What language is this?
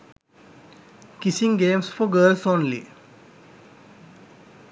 Sinhala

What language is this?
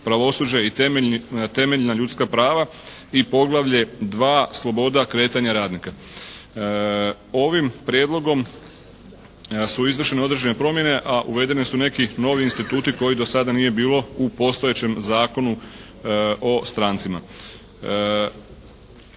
Croatian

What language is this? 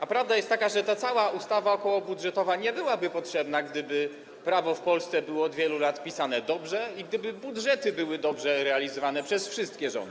Polish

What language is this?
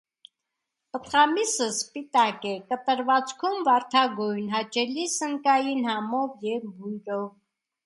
Armenian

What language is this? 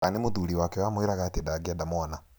Kikuyu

